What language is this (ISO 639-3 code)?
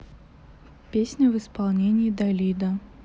rus